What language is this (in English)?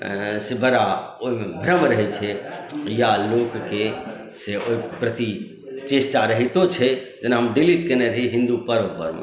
Maithili